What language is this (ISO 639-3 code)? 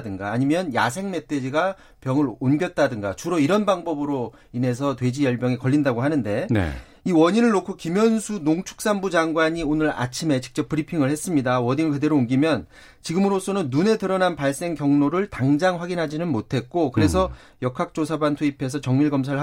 kor